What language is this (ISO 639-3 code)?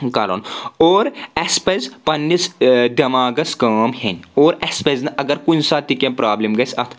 kas